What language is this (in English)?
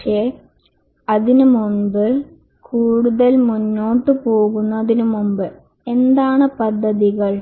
Malayalam